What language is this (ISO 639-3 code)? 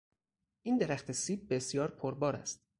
fas